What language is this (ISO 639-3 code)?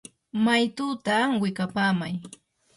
qur